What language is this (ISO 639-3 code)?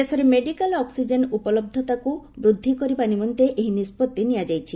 ori